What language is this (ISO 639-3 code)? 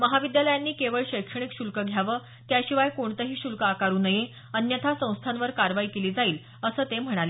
mar